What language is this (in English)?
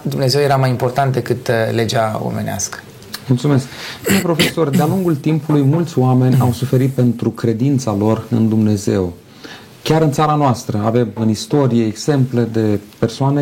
Romanian